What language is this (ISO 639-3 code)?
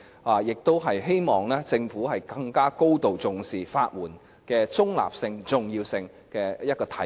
yue